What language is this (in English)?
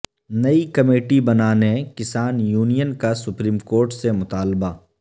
Urdu